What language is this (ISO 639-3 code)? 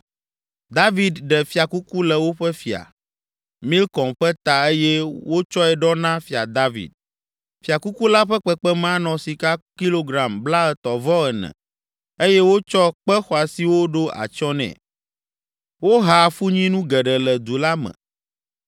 ewe